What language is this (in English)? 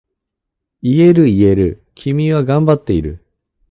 Japanese